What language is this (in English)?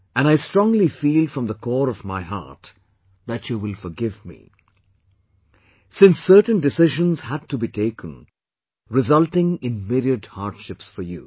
English